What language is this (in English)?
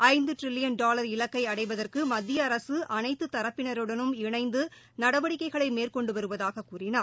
Tamil